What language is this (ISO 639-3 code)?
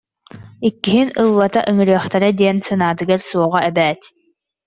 sah